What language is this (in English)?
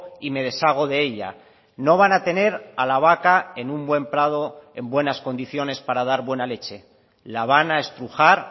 Spanish